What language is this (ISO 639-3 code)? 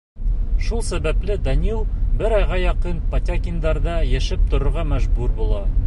bak